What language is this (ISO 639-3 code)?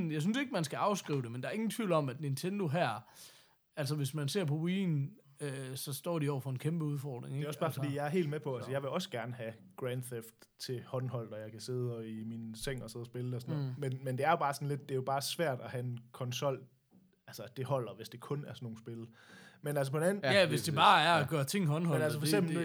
dan